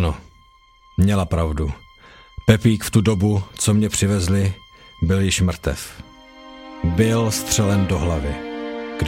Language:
Czech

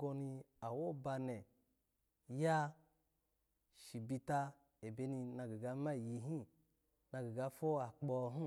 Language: Alago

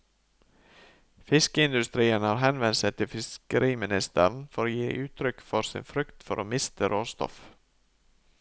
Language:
Norwegian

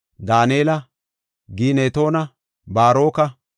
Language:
Gofa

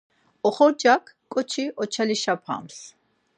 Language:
Laz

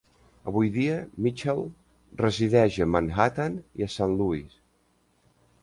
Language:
Catalan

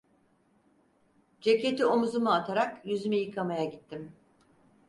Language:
Turkish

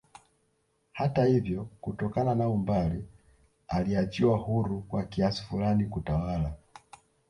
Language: Swahili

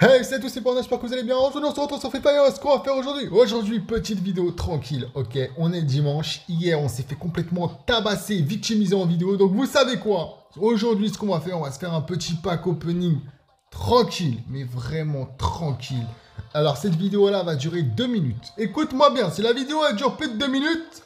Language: French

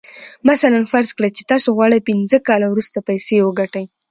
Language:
Pashto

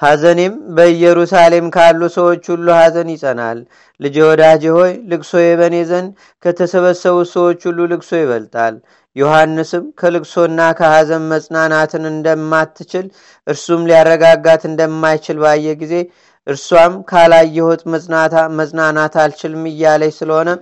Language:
Amharic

